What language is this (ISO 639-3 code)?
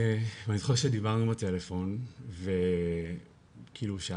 heb